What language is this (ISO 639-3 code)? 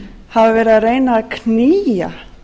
isl